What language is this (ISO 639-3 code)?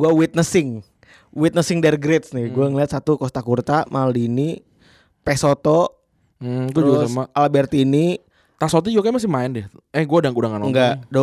ind